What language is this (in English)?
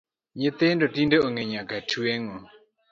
Luo (Kenya and Tanzania)